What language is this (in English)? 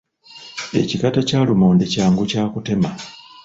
Ganda